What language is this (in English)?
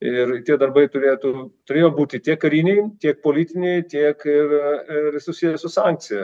Lithuanian